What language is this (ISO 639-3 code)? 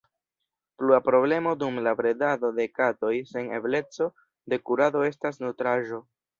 epo